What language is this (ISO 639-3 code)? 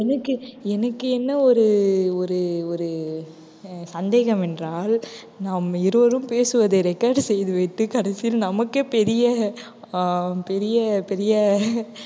tam